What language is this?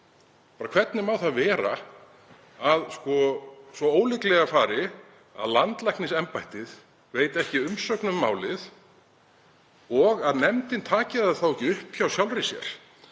Icelandic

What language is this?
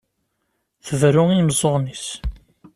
Kabyle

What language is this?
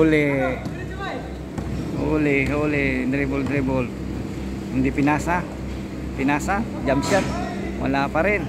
Filipino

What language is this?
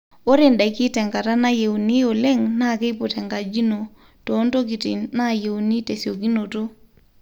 Masai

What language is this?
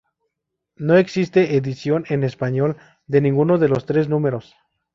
Spanish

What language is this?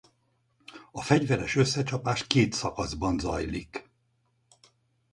Hungarian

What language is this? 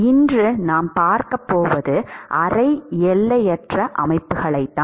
Tamil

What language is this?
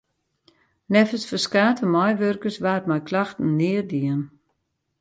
Western Frisian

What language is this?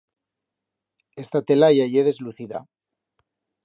Aragonese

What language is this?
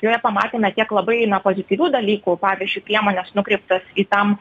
Lithuanian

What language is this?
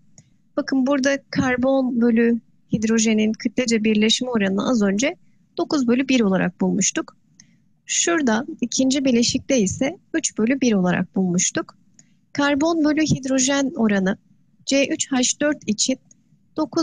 Turkish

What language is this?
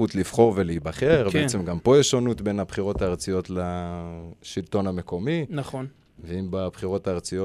Hebrew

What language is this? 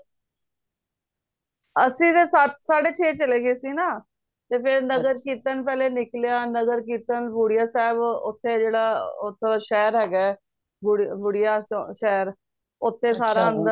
Punjabi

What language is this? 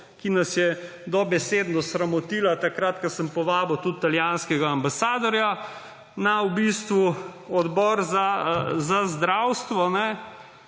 Slovenian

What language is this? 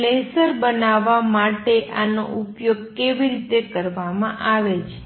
Gujarati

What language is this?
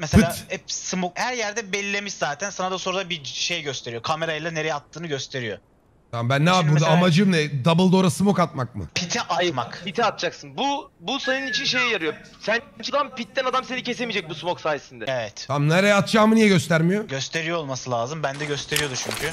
Turkish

